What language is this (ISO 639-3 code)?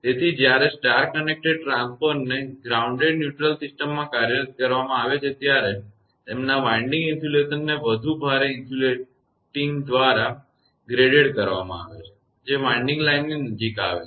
guj